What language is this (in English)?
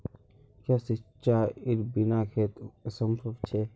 Magahi